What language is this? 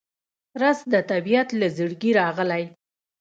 Pashto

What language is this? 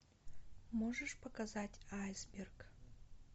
Russian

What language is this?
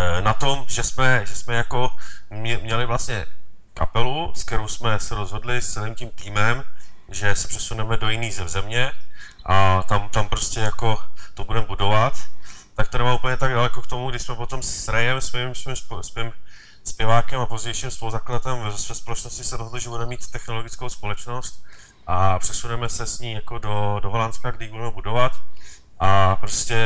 Czech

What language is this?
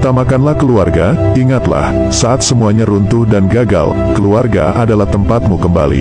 Indonesian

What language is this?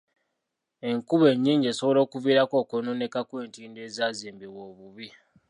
Ganda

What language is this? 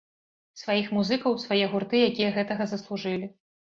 Belarusian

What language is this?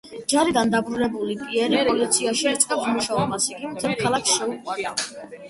Georgian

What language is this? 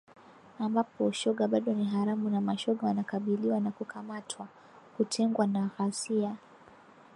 Swahili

